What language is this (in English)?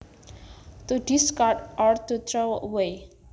Javanese